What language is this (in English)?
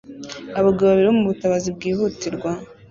Kinyarwanda